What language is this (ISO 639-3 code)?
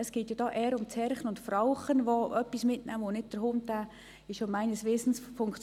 gsw